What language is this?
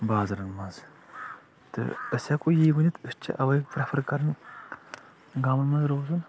Kashmiri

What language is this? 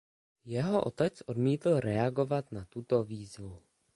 Czech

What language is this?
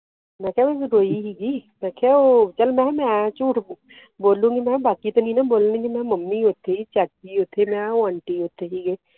Punjabi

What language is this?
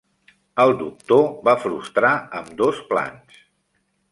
Catalan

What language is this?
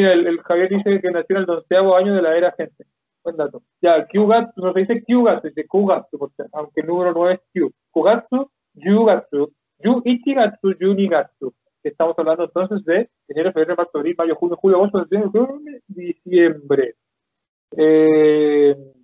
Spanish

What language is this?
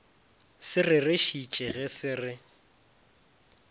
Northern Sotho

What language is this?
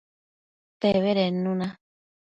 Matsés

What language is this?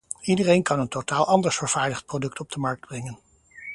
Dutch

